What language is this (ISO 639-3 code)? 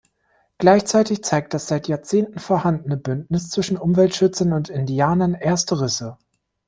deu